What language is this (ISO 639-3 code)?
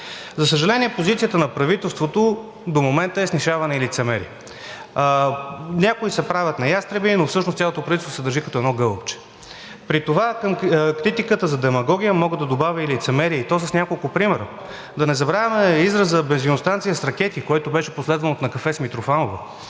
bul